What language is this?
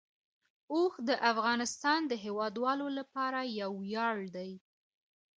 Pashto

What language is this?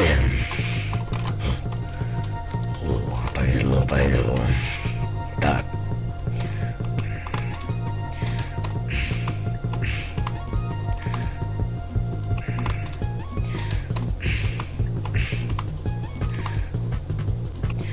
English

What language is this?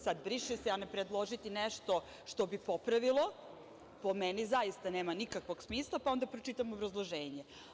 Serbian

